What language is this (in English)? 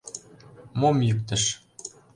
Mari